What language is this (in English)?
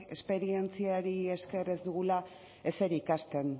Basque